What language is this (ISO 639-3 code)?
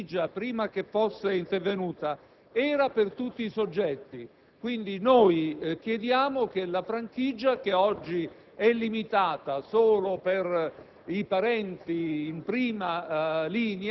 ita